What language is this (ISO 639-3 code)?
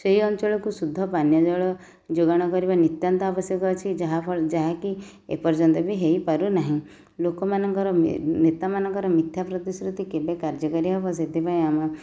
ori